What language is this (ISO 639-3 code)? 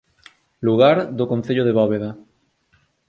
glg